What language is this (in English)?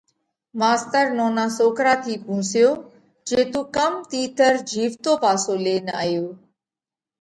Parkari Koli